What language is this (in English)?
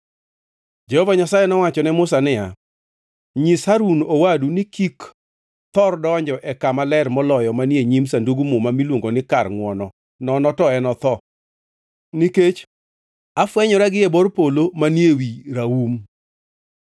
Luo (Kenya and Tanzania)